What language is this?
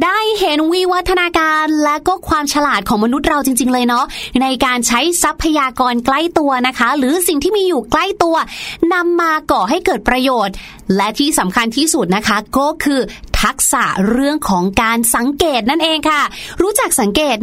Thai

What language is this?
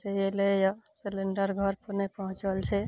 Maithili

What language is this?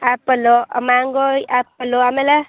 Kannada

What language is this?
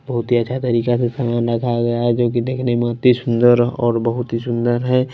Hindi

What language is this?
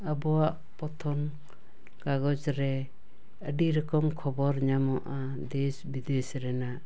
Santali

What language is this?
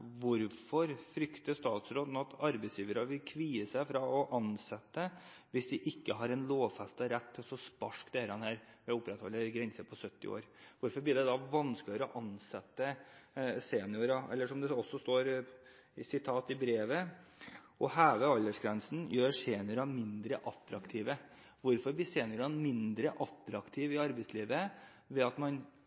Norwegian Bokmål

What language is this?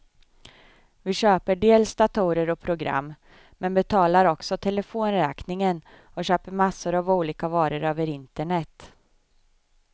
Swedish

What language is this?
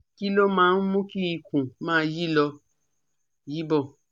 Yoruba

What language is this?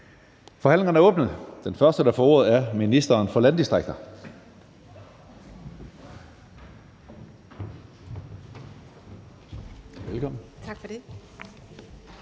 Danish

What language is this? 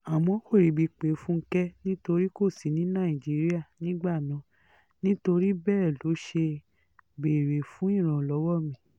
Yoruba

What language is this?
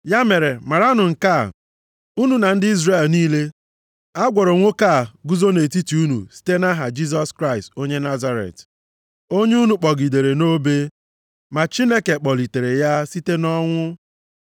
Igbo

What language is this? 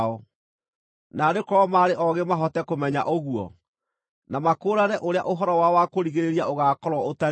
Kikuyu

